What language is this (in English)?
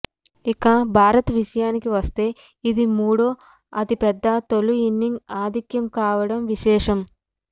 Telugu